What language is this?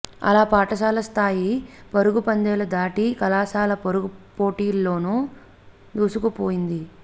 Telugu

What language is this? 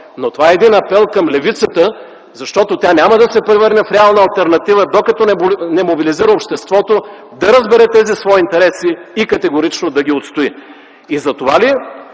Bulgarian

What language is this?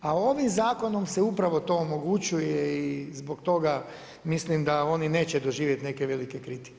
Croatian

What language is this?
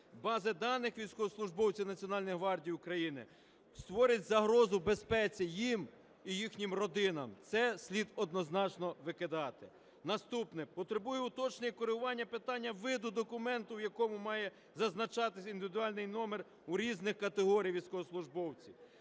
Ukrainian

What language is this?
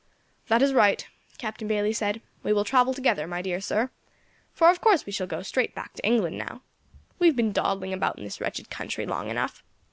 English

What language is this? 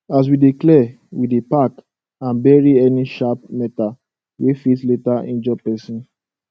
Nigerian Pidgin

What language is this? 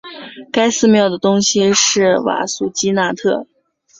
Chinese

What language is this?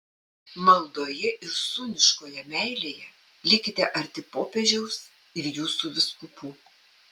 Lithuanian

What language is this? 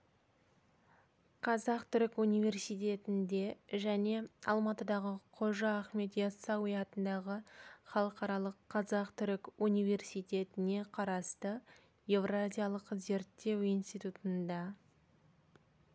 Kazakh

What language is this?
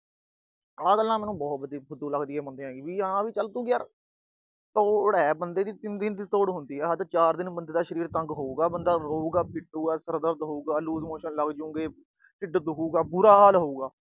Punjabi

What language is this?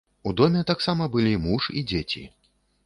Belarusian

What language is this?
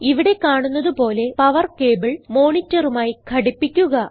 Malayalam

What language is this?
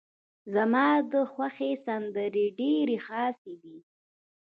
Pashto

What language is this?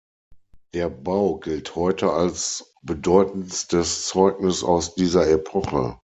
German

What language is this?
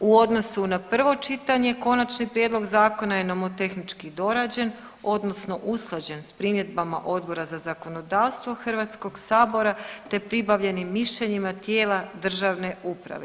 Croatian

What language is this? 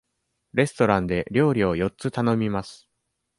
Japanese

